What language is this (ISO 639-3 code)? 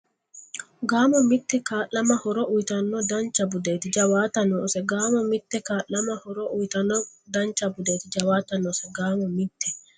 sid